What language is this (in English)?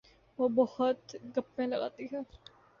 Urdu